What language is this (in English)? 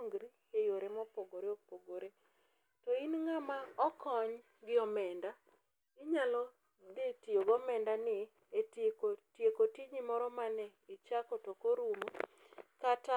Luo (Kenya and Tanzania)